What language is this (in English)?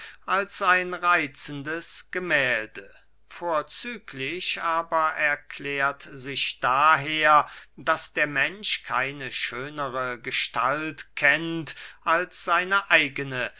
German